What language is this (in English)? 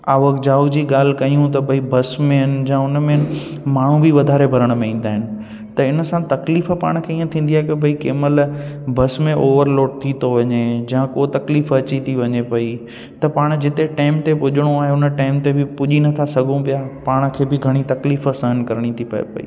Sindhi